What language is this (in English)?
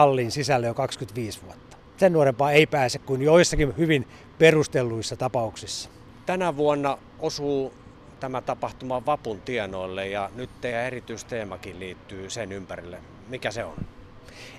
Finnish